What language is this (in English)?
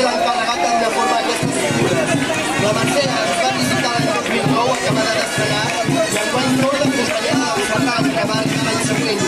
Arabic